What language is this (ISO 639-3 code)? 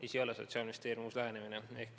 est